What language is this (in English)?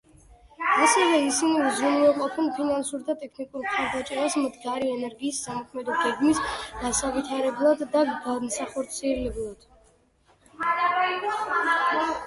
Georgian